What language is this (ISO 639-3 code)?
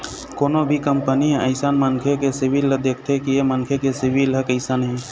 hne